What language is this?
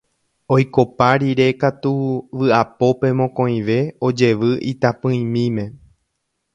Guarani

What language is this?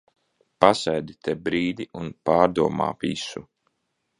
Latvian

